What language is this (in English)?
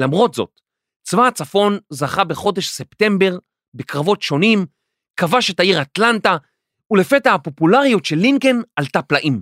Hebrew